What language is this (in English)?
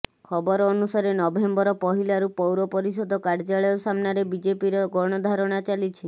Odia